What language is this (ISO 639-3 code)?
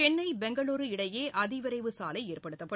tam